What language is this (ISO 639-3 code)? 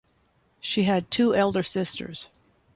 eng